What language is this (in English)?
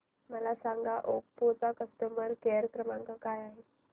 Marathi